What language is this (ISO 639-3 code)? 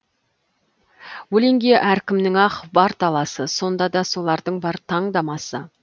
kaz